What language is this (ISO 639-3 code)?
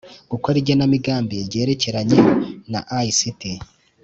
kin